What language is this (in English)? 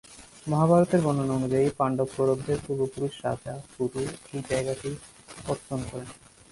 Bangla